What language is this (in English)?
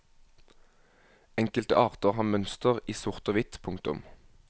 Norwegian